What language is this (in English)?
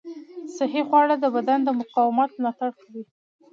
Pashto